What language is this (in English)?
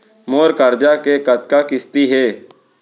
Chhattisgarhi